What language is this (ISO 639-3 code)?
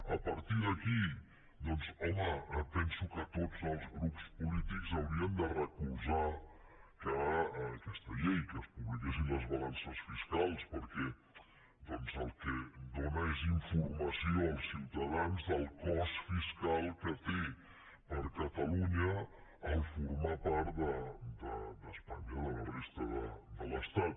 cat